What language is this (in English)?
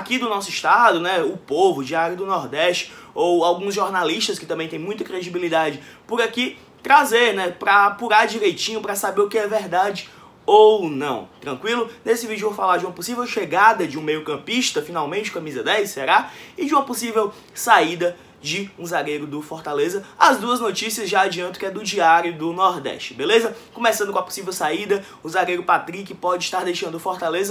Portuguese